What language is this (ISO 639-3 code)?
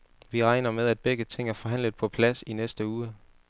dan